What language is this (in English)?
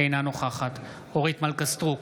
Hebrew